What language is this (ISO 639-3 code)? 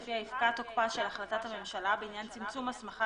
heb